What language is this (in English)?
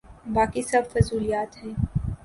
Urdu